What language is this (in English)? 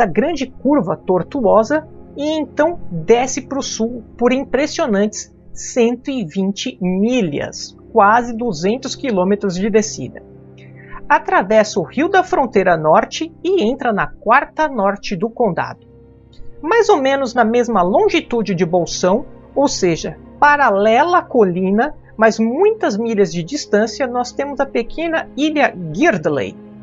Portuguese